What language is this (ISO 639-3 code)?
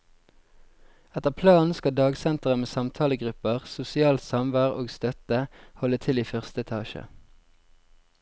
nor